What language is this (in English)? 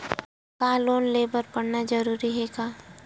Chhattisgarhi